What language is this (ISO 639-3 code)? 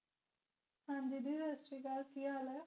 pan